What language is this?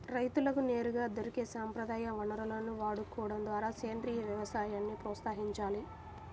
Telugu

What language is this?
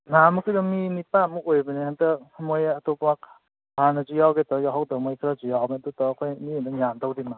Manipuri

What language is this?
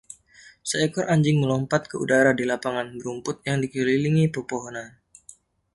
Indonesian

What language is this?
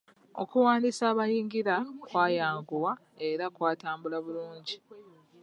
Ganda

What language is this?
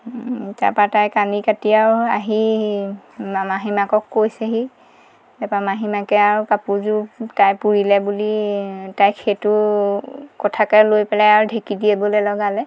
Assamese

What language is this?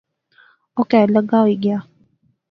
Pahari-Potwari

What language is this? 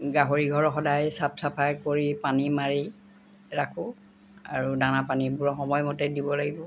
Assamese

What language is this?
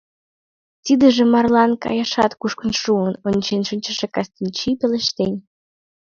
Mari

